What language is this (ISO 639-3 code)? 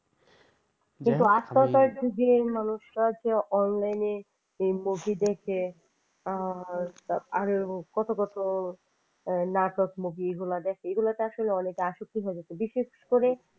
ben